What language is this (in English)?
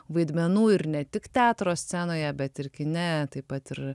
Lithuanian